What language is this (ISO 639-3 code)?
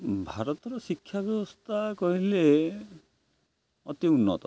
ori